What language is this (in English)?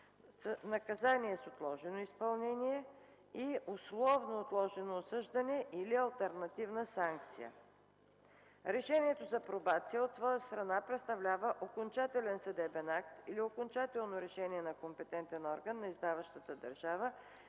Bulgarian